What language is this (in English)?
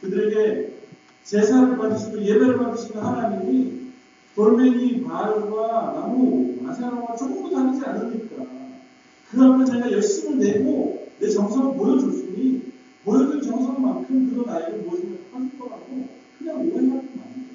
Korean